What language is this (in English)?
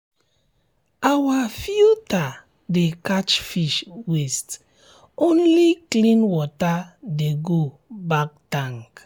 Nigerian Pidgin